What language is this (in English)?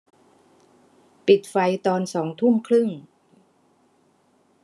Thai